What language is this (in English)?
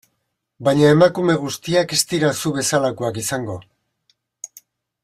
Basque